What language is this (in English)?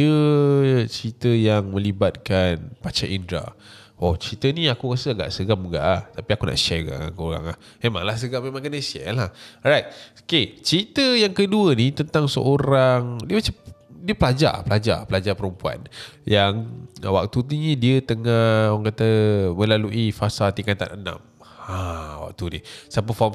Malay